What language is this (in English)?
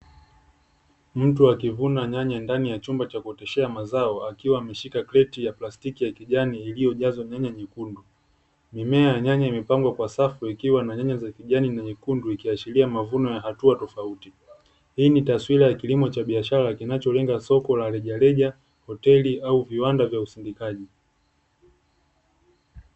Swahili